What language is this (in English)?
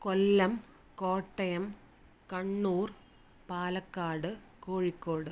Malayalam